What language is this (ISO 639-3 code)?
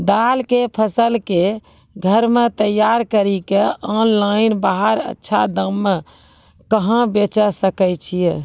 mai